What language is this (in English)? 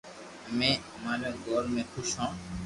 Loarki